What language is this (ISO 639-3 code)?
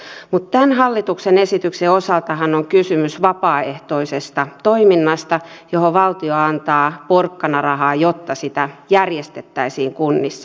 fin